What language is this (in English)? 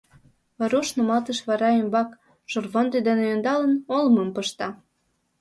Mari